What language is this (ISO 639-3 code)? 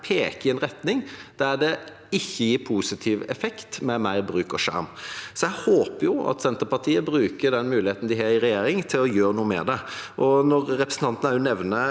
nor